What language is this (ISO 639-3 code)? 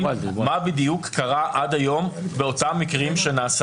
heb